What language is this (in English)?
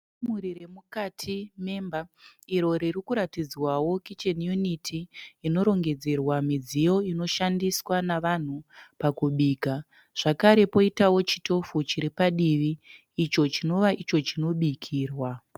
Shona